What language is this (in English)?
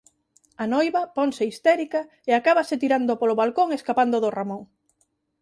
Galician